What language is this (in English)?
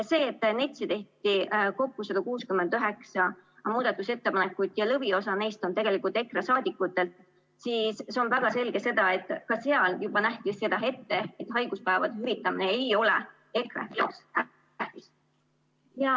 Estonian